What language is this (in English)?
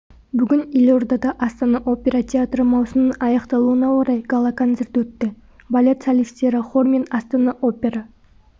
Kazakh